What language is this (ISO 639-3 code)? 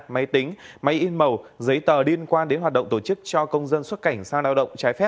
vie